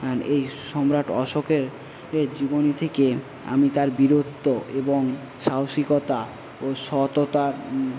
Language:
Bangla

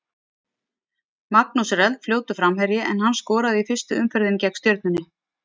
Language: Icelandic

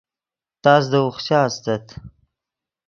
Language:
Yidgha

